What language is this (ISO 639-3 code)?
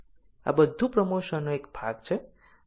guj